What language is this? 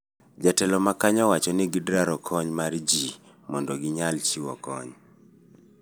Luo (Kenya and Tanzania)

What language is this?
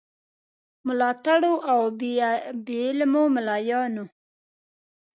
Pashto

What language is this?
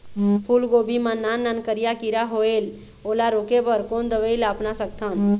Chhattisgarhi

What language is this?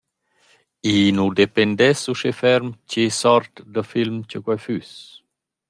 Romansh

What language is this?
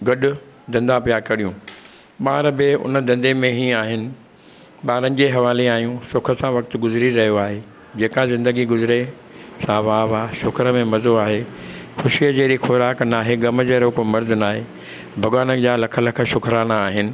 Sindhi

